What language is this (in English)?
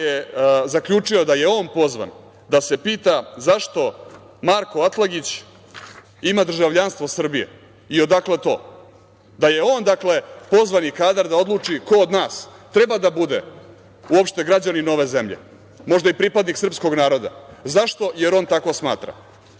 Serbian